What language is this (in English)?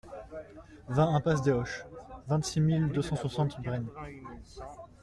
French